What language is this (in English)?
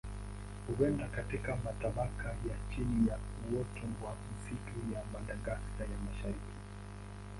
Swahili